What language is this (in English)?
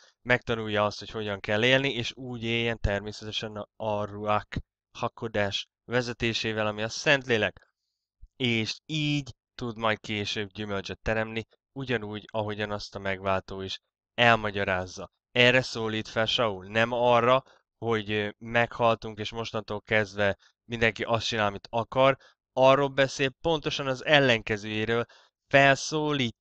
Hungarian